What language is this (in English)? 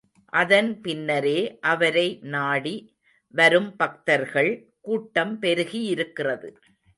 Tamil